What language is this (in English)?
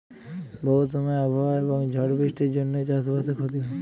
Bangla